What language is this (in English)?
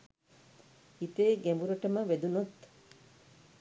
Sinhala